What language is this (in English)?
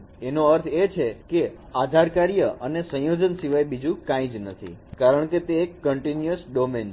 Gujarati